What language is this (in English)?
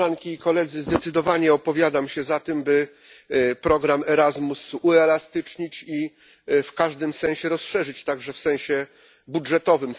Polish